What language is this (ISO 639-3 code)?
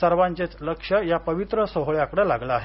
mar